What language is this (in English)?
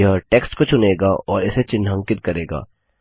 Hindi